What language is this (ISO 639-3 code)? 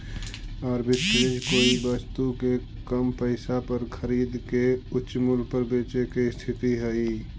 mag